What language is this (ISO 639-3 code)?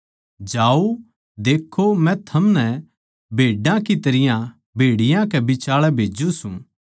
bgc